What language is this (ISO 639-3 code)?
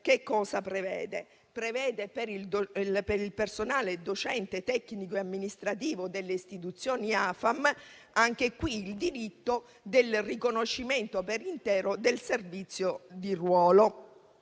ita